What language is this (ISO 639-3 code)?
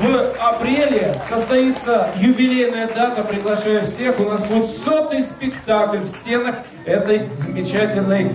rus